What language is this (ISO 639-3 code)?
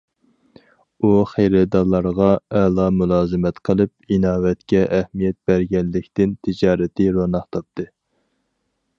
uig